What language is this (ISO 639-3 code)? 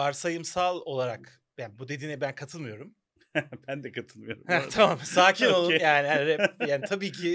tur